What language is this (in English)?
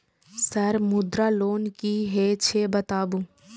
Maithili